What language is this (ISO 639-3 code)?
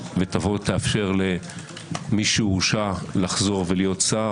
heb